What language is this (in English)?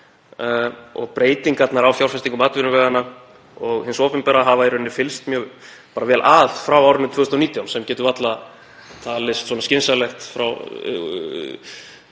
Icelandic